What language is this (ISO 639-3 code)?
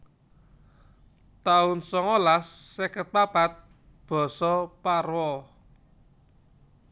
jav